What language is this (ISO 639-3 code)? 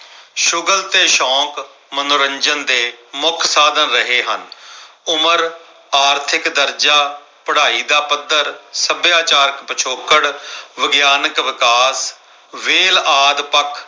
pan